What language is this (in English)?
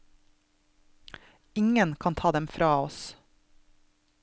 Norwegian